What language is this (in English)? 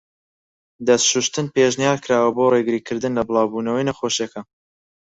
Central Kurdish